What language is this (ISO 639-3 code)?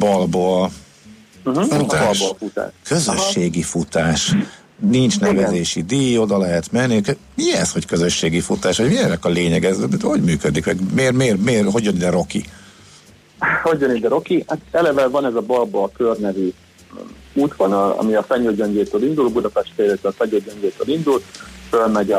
hun